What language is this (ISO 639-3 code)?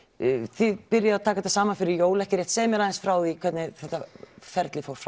isl